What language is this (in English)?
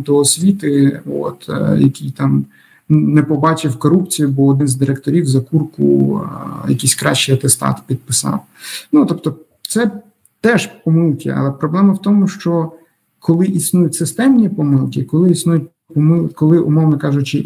Ukrainian